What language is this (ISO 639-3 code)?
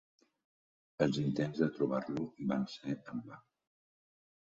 cat